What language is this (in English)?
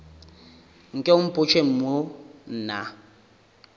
Northern Sotho